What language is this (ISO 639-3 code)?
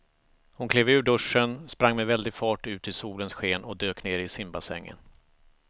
swe